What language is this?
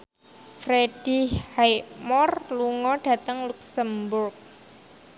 Javanese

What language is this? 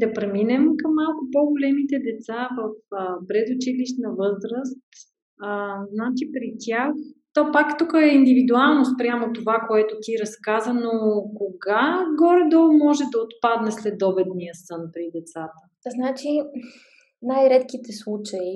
Bulgarian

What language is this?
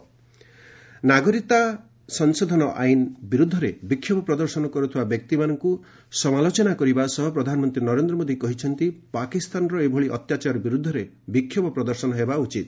Odia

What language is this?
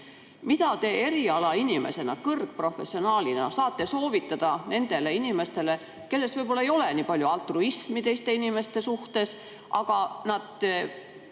Estonian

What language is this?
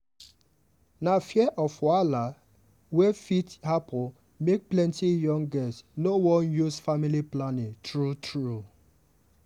Nigerian Pidgin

